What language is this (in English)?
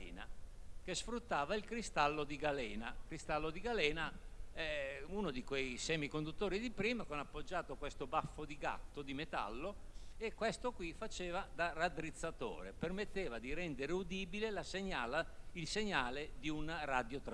Italian